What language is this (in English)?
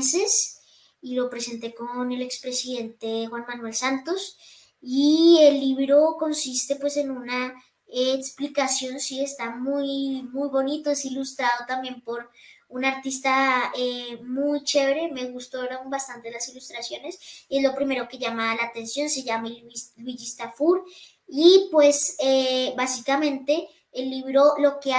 Spanish